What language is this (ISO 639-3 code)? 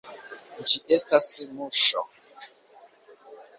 epo